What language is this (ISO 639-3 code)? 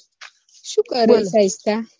guj